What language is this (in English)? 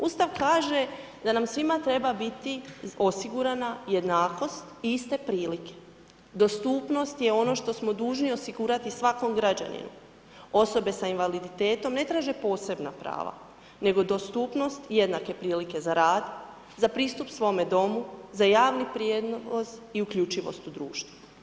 Croatian